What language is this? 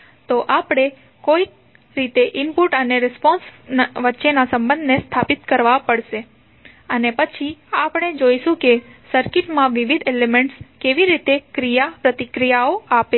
Gujarati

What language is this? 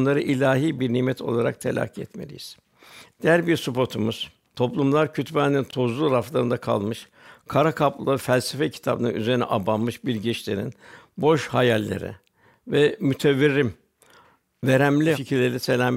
Turkish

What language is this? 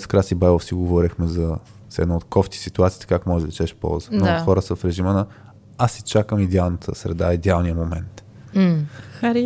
Bulgarian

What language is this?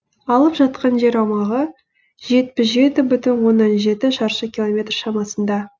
Kazakh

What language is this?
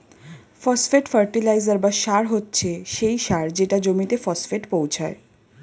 Bangla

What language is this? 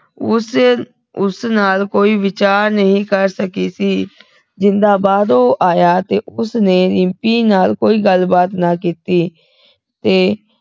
Punjabi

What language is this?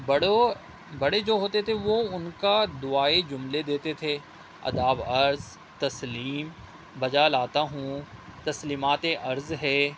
Urdu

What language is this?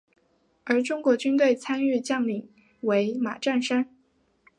Chinese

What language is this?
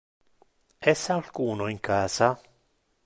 Interlingua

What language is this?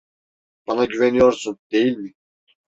Turkish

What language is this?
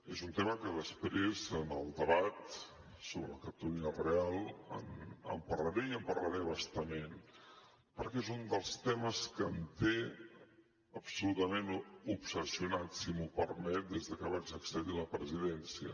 Catalan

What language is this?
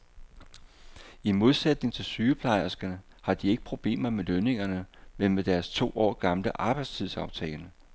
Danish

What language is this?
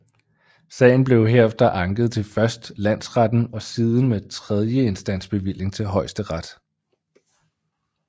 Danish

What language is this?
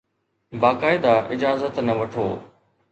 Sindhi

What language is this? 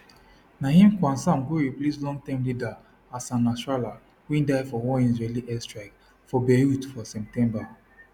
Nigerian Pidgin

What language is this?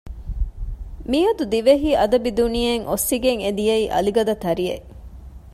Divehi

